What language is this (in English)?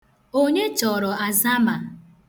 Igbo